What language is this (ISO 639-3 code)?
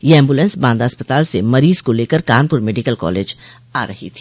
hin